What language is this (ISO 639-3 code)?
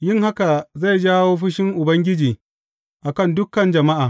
hau